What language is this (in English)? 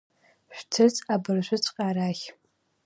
Abkhazian